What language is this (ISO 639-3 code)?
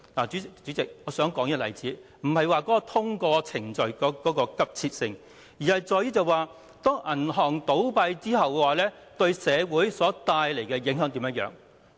yue